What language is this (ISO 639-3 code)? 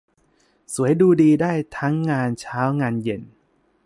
tha